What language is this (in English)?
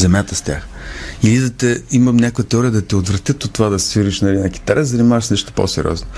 Bulgarian